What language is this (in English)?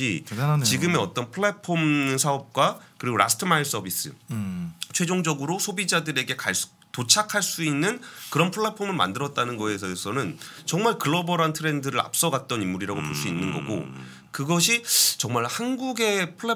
Korean